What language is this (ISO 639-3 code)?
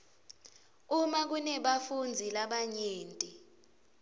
ssw